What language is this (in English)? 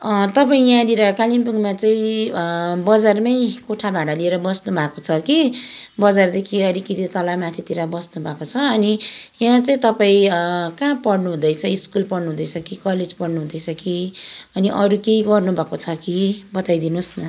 Nepali